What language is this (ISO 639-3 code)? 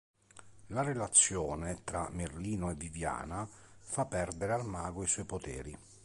ita